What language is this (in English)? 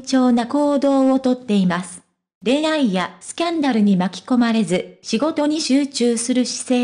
Japanese